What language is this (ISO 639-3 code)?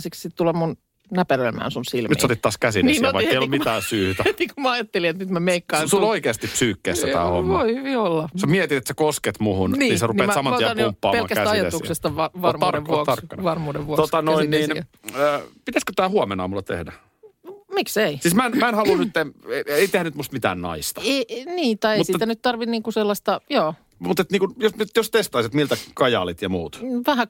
fin